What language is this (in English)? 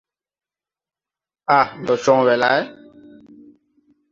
Tupuri